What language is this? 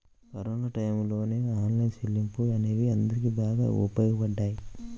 Telugu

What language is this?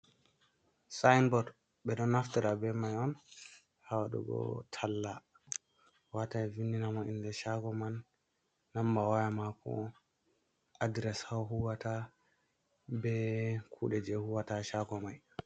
Fula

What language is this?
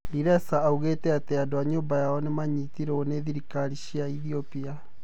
Kikuyu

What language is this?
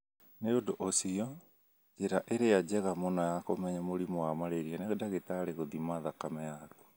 Kikuyu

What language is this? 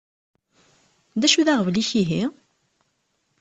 Kabyle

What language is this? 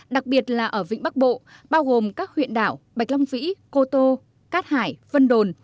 Vietnamese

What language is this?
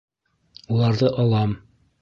Bashkir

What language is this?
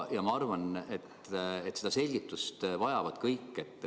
Estonian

